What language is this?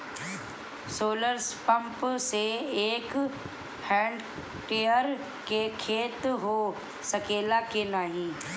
Bhojpuri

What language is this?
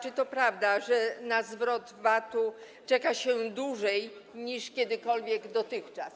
Polish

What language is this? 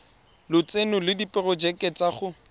Tswana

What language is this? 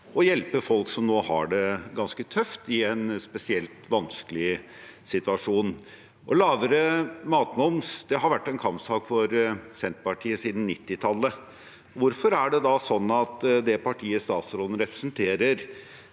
Norwegian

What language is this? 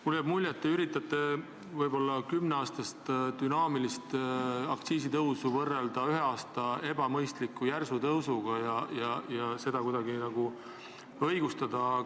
Estonian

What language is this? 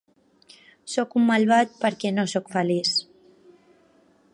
Catalan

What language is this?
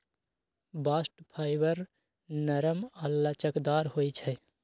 Magahi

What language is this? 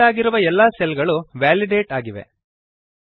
Kannada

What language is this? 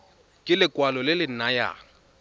Tswana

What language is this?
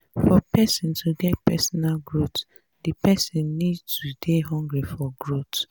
Nigerian Pidgin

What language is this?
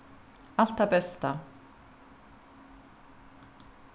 Faroese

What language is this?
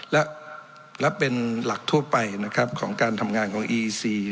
Thai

